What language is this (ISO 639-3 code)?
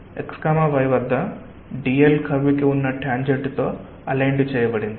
tel